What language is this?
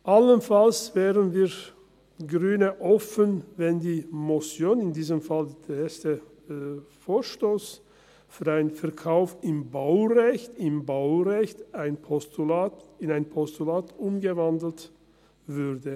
Swiss German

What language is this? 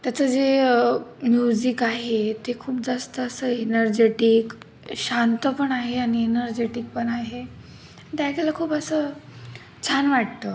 Marathi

